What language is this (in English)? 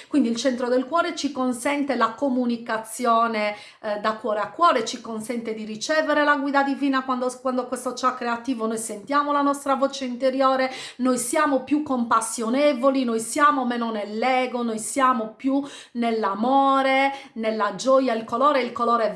Italian